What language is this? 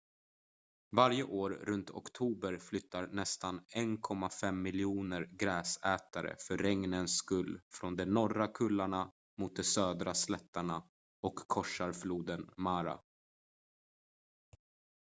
Swedish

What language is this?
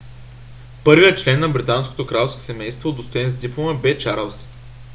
Bulgarian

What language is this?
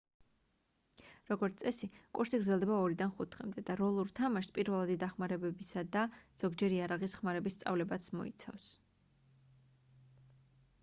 Georgian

